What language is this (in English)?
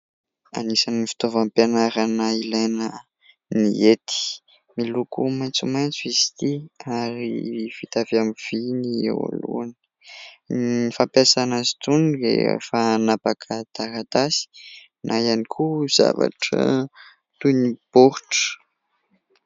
Malagasy